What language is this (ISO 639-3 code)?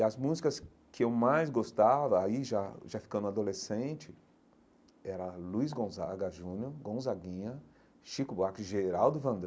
por